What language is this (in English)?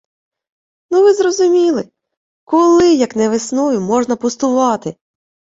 Ukrainian